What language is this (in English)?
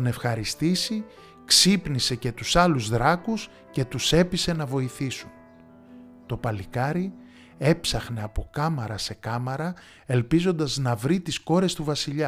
Greek